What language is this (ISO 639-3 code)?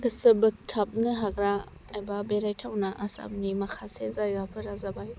brx